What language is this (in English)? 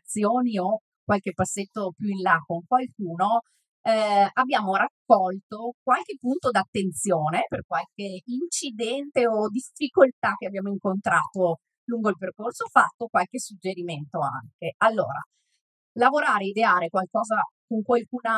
Italian